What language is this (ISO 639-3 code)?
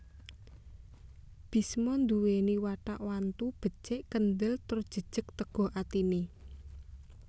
jav